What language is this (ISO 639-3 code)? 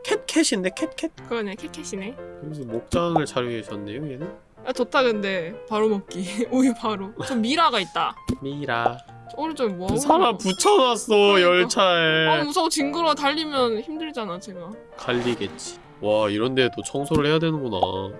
kor